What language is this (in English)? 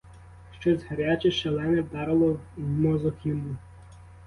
Ukrainian